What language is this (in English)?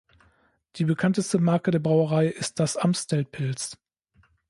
German